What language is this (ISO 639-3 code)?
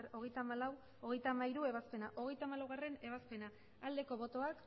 eus